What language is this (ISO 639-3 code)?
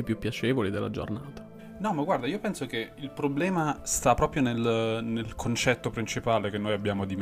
ita